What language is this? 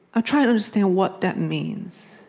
English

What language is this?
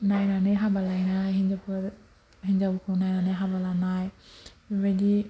Bodo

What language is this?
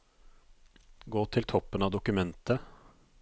Norwegian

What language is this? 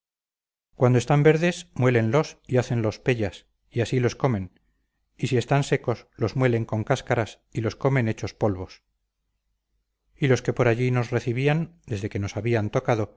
Spanish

